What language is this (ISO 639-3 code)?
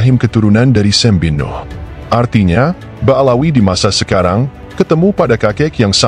ind